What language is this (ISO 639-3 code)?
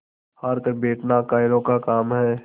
hin